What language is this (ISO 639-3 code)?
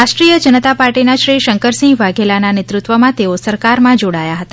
guj